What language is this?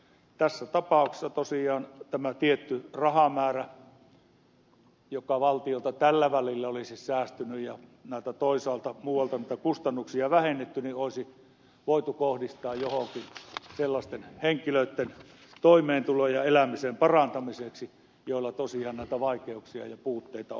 Finnish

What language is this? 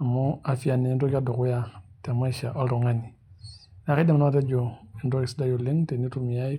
Masai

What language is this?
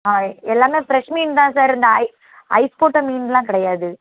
Tamil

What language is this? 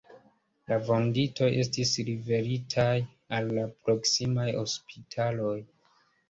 Esperanto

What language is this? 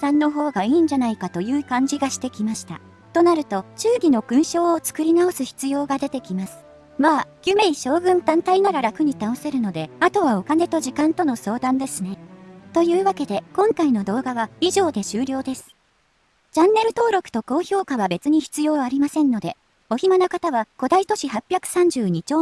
Japanese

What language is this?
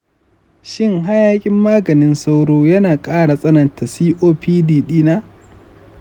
Hausa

